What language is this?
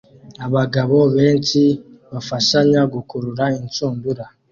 Kinyarwanda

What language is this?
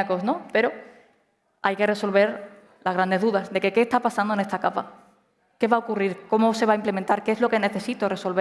Spanish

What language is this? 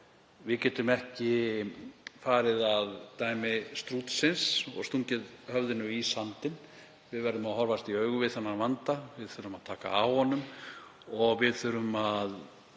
Icelandic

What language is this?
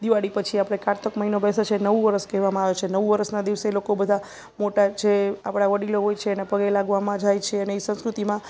Gujarati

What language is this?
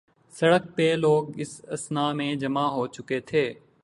Urdu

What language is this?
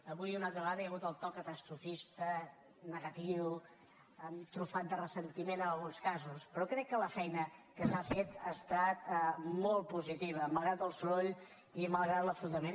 Catalan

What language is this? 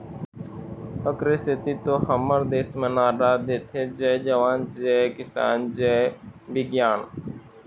Chhattisgarhi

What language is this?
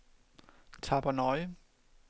Danish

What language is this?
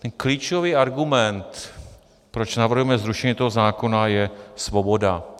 Czech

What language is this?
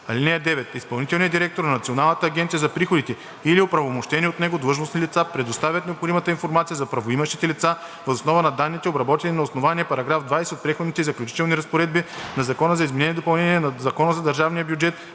Bulgarian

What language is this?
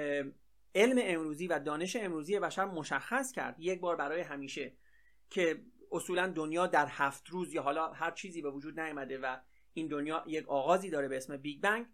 Persian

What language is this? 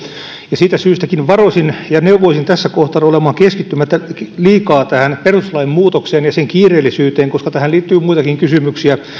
Finnish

